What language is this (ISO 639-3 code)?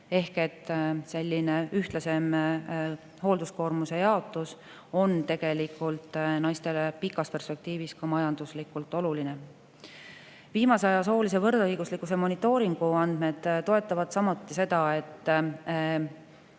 est